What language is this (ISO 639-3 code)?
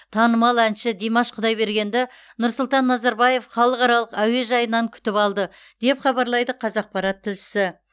kaz